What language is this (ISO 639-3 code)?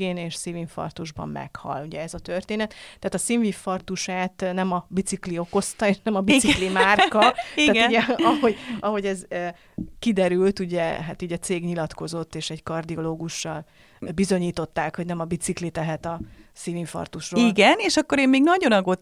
hun